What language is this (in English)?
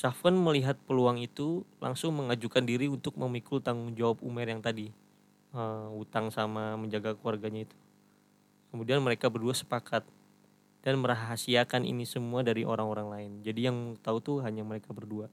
Indonesian